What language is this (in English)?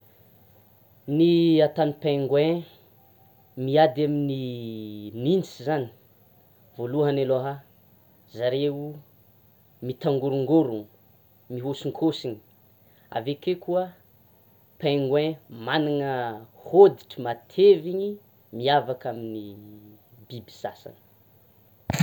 Tsimihety Malagasy